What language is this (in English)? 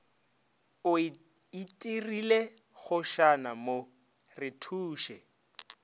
Northern Sotho